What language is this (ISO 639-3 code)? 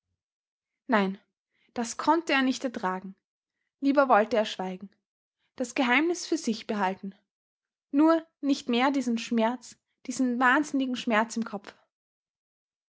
deu